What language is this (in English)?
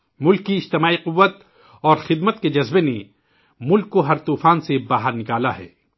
Urdu